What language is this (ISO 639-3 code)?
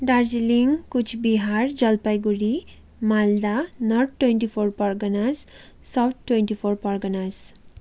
nep